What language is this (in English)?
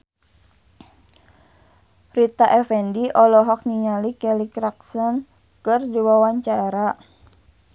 Sundanese